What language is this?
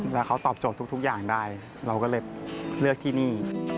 Thai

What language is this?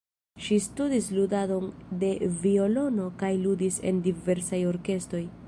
Esperanto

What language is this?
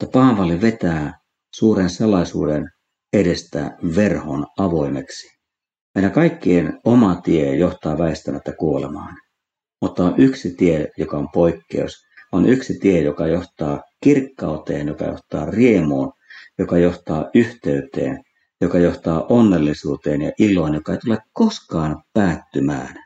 Finnish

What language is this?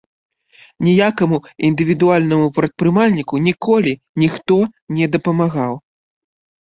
Belarusian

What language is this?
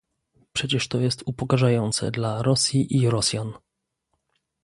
Polish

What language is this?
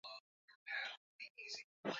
Swahili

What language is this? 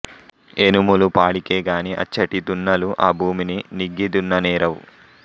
Telugu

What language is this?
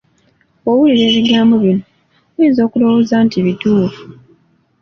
Ganda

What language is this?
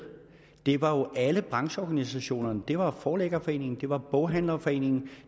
Danish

